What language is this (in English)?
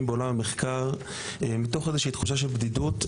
Hebrew